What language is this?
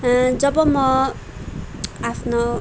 Nepali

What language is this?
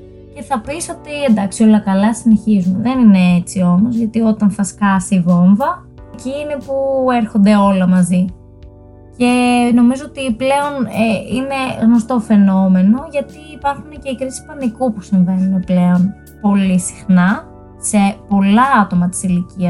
Greek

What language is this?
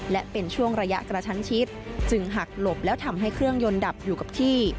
Thai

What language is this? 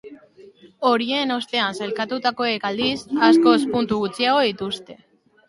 Basque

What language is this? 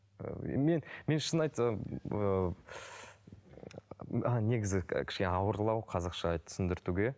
Kazakh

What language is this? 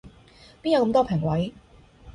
Cantonese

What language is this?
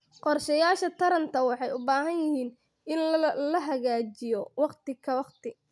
Somali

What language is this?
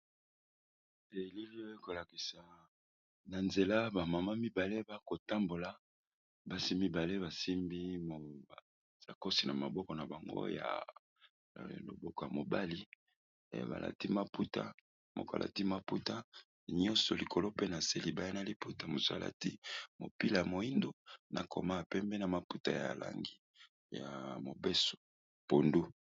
Lingala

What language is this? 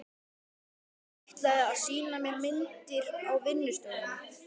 Icelandic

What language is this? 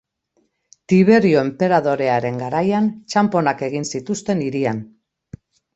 Basque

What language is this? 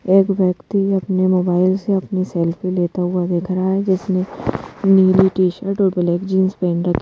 Hindi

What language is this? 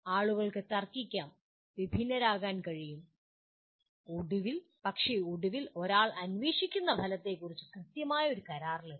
Malayalam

